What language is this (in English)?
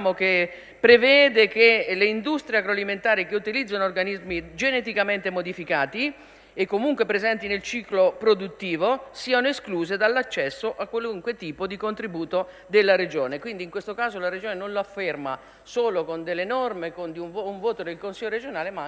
Italian